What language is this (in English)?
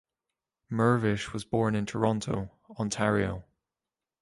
English